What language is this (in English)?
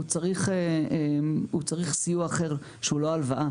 Hebrew